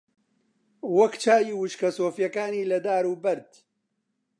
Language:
Central Kurdish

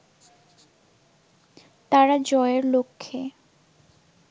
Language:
Bangla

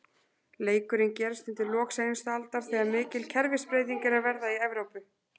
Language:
Icelandic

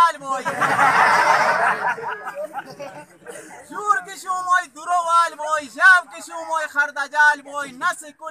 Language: Romanian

